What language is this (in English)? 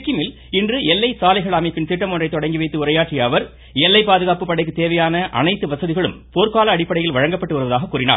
Tamil